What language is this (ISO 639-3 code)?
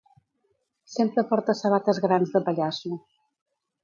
cat